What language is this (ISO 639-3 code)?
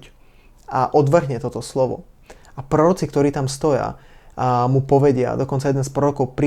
slk